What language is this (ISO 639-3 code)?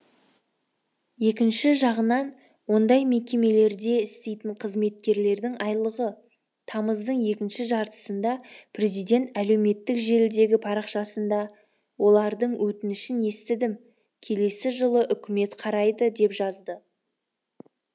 kaz